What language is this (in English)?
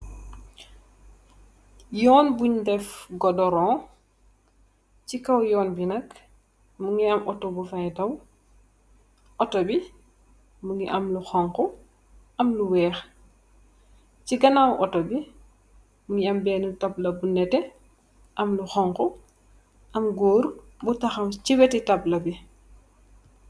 Wolof